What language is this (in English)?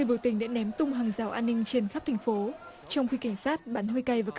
Vietnamese